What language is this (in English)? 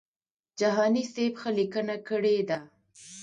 Pashto